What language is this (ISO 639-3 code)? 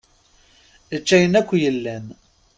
kab